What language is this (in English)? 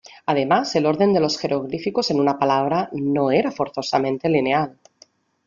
Spanish